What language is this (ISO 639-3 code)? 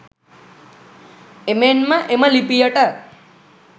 sin